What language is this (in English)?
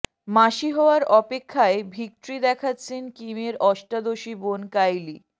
Bangla